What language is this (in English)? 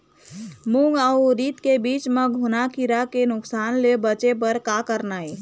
Chhattisgarhi